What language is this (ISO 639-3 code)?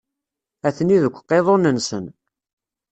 kab